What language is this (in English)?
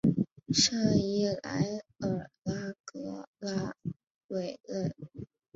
Chinese